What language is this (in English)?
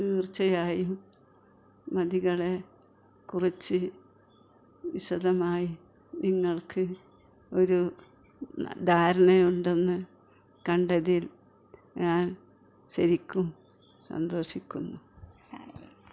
Malayalam